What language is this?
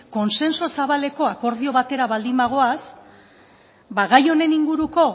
Basque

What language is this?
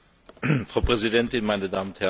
German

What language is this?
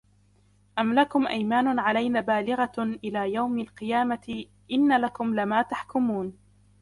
Arabic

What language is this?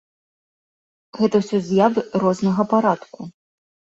Belarusian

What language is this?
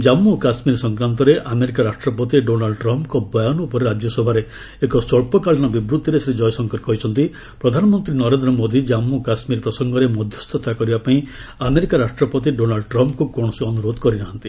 Odia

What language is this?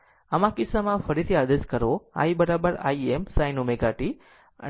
Gujarati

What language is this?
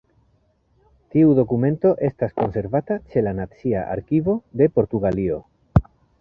Esperanto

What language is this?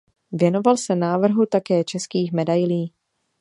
Czech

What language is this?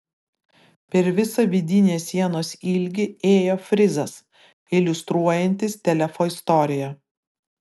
Lithuanian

